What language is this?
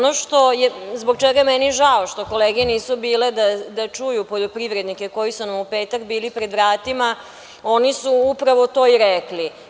Serbian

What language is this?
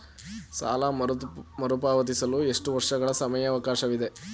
Kannada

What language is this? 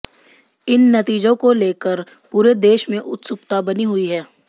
Hindi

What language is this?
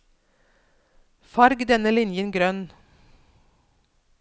Norwegian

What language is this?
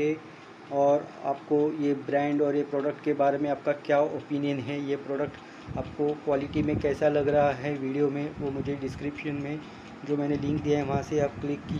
Hindi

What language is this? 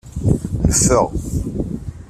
Kabyle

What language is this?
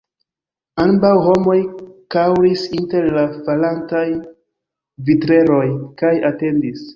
Esperanto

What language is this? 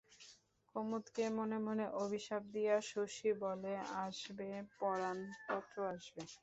Bangla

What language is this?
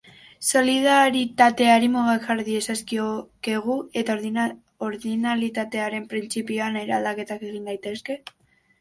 Basque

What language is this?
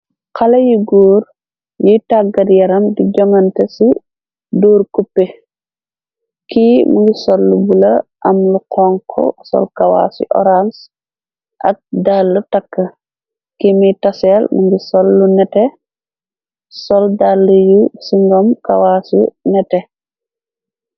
Wolof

